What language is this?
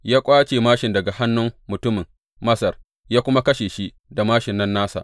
Hausa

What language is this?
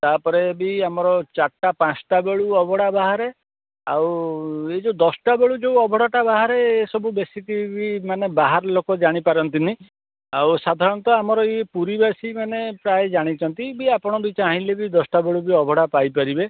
Odia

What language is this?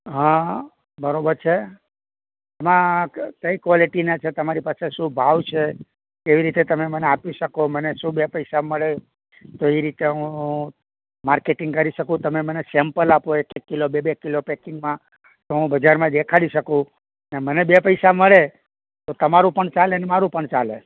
Gujarati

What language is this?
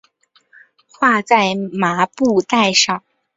Chinese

